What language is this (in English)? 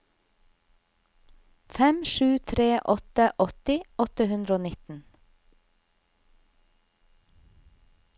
Norwegian